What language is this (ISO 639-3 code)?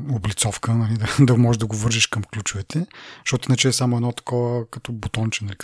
bul